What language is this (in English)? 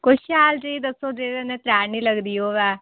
Dogri